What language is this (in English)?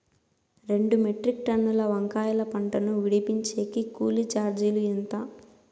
Telugu